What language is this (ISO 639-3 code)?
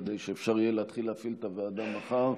heb